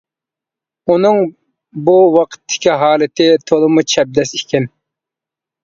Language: Uyghur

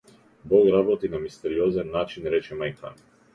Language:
Macedonian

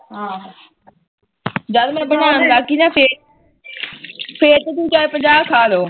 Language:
Punjabi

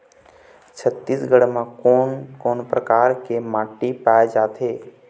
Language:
Chhattisgarhi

